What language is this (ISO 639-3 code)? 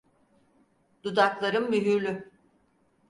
tur